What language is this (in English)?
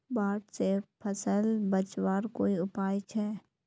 Magahi